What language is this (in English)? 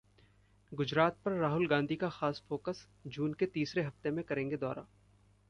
Hindi